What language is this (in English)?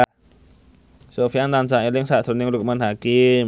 Javanese